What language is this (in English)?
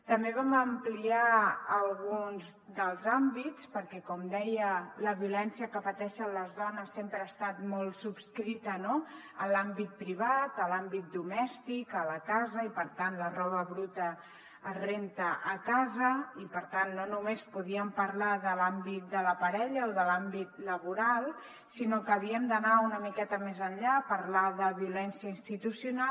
Catalan